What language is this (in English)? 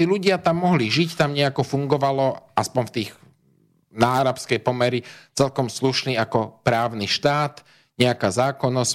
Slovak